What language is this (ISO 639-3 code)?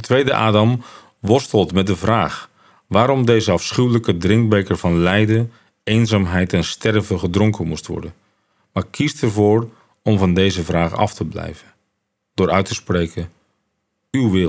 nld